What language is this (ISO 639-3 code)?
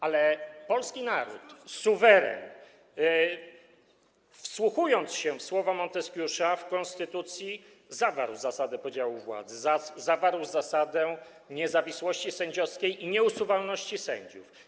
pol